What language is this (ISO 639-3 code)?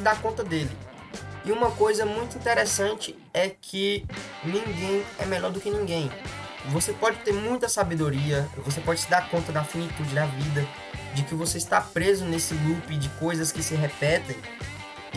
por